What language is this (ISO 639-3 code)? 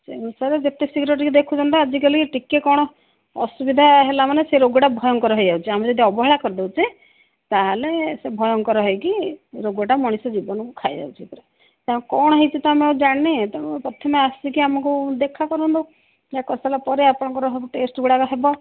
ori